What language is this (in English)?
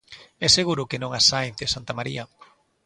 Galician